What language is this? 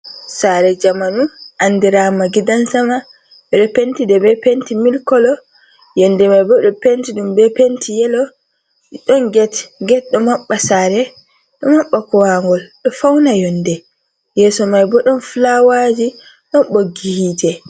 Fula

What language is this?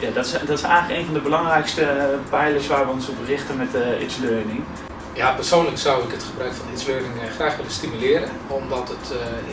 Dutch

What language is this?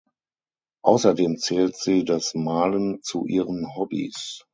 German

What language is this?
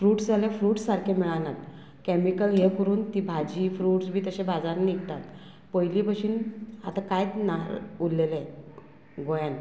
Konkani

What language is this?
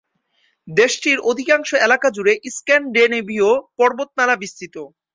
Bangla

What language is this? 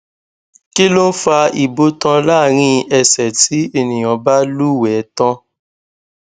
Yoruba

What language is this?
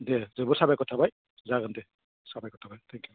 Bodo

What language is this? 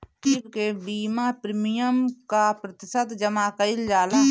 Bhojpuri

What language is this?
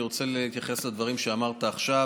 Hebrew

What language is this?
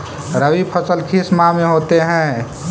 Magahi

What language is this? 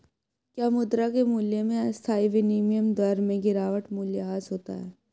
Hindi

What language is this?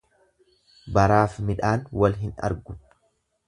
Oromo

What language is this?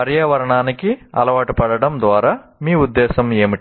Telugu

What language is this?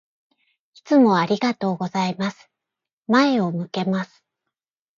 Japanese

